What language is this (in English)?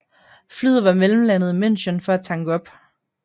Danish